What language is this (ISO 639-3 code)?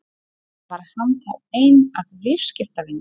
isl